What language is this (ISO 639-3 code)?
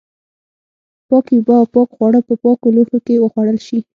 pus